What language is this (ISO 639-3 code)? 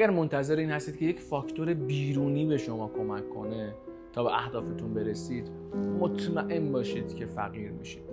fas